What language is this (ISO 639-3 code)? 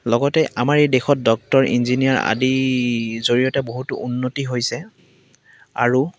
asm